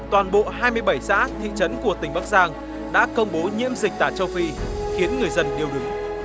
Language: Vietnamese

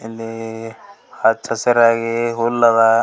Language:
Kannada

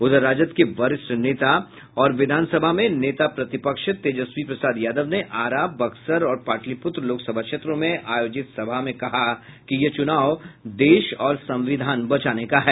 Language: Hindi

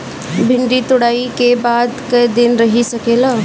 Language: Bhojpuri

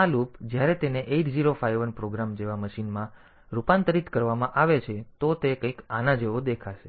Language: Gujarati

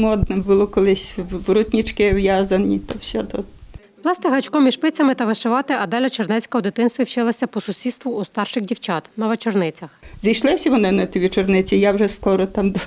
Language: Ukrainian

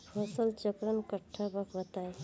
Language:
Bhojpuri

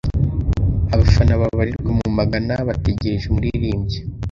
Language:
Kinyarwanda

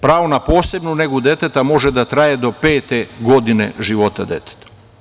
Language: Serbian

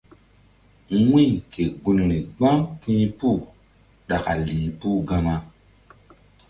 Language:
Mbum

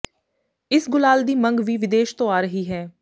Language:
Punjabi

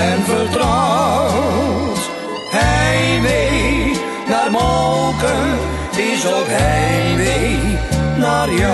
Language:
Dutch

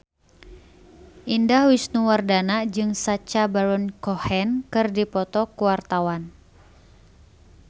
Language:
Sundanese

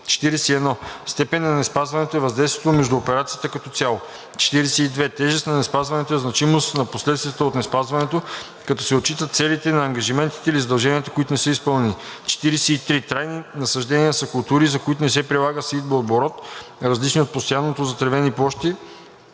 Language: Bulgarian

